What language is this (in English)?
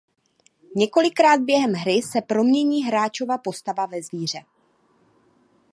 Czech